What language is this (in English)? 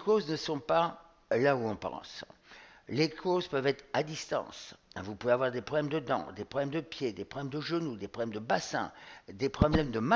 French